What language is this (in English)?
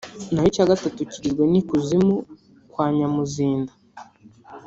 Kinyarwanda